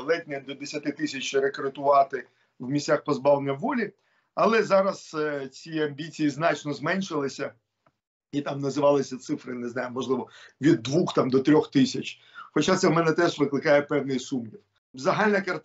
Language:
Ukrainian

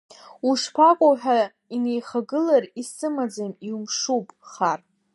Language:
Abkhazian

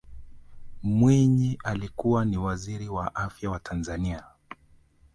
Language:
Swahili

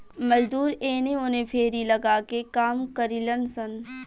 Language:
Bhojpuri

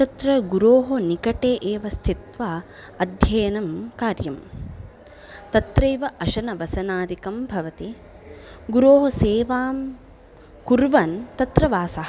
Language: Sanskrit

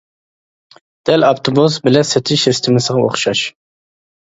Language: Uyghur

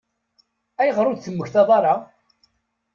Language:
Kabyle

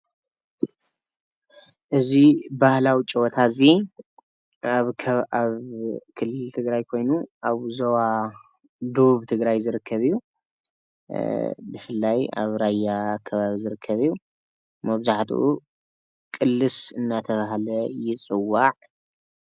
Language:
Tigrinya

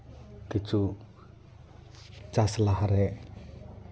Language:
Santali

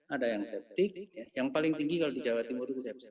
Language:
Indonesian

